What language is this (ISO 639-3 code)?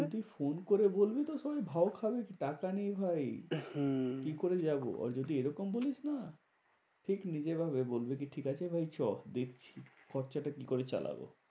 ben